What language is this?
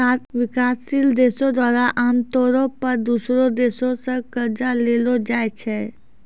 Maithili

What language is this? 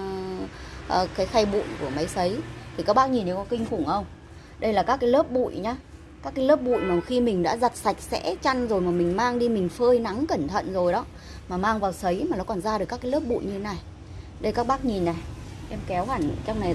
Vietnamese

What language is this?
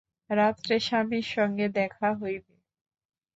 Bangla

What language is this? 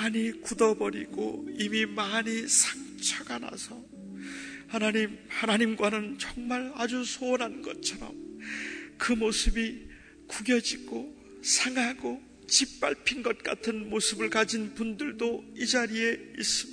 Korean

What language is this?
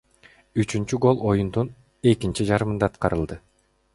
Kyrgyz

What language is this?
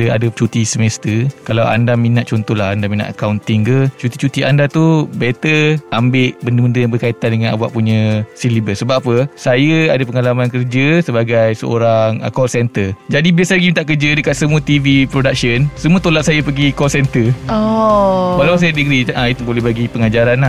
Malay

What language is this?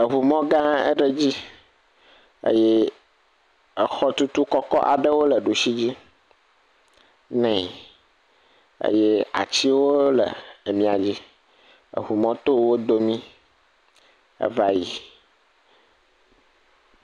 Ewe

